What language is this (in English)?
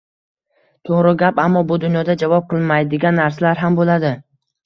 Uzbek